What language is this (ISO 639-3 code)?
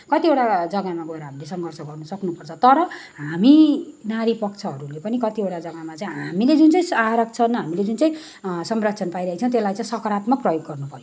nep